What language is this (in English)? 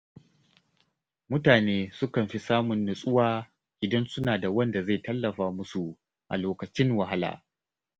Hausa